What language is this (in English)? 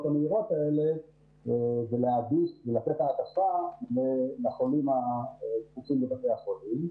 Hebrew